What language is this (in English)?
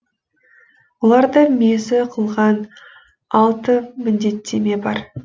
Kazakh